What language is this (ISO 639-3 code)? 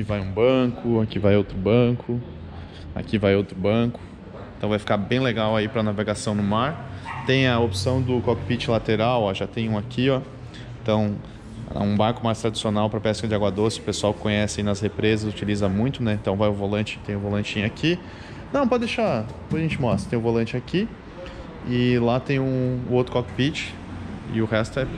por